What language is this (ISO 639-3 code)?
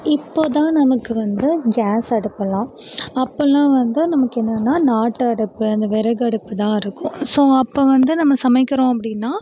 tam